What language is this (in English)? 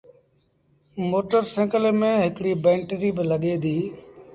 Sindhi Bhil